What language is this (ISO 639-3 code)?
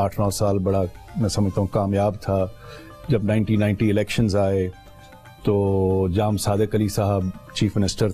hin